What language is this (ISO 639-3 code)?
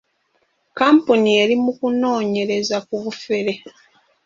lug